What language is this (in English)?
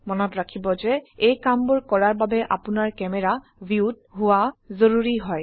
Assamese